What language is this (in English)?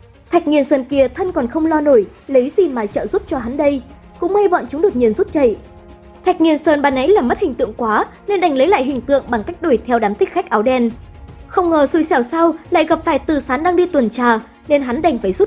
Vietnamese